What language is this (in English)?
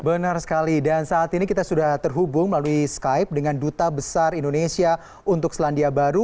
Indonesian